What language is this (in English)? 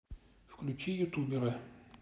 Russian